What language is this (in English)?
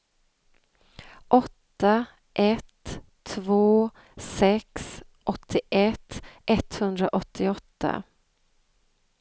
Swedish